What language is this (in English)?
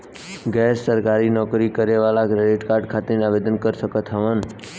Bhojpuri